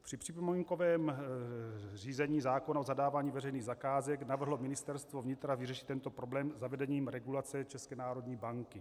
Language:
Czech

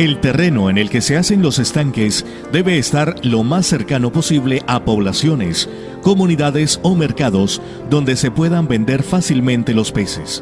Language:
Spanish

